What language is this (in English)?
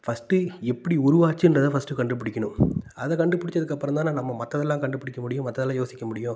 Tamil